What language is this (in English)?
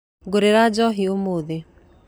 Kikuyu